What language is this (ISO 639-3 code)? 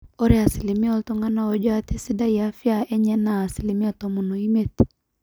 mas